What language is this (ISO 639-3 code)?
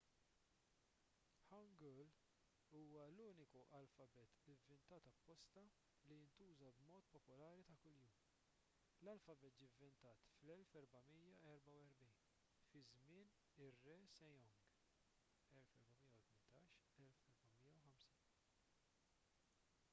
mlt